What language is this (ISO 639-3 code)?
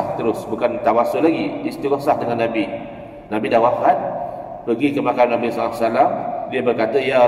msa